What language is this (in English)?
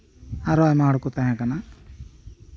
Santali